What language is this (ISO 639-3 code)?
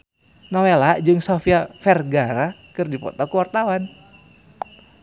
sun